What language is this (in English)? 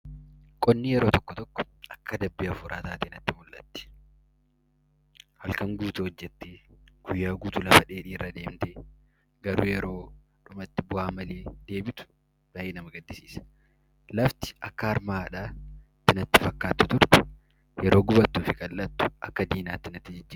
Oromo